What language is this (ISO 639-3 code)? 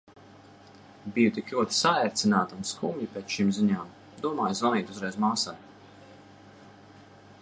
lav